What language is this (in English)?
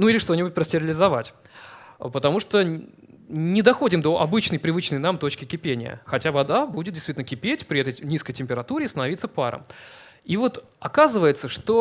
Russian